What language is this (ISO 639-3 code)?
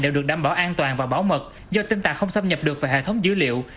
vie